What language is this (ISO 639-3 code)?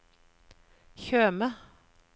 nor